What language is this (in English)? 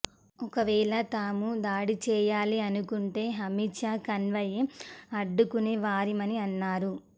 Telugu